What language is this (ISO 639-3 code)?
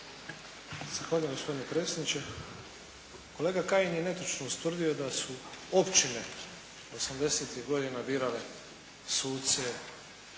hrv